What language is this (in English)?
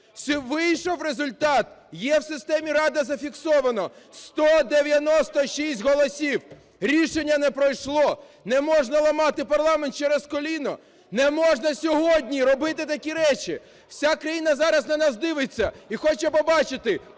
Ukrainian